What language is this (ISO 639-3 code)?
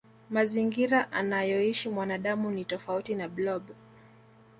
swa